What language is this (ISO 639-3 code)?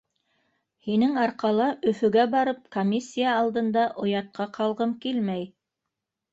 bak